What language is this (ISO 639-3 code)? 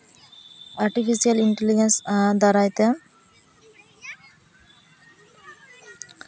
sat